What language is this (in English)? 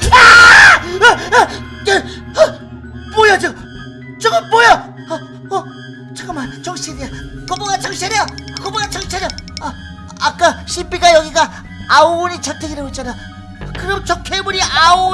Korean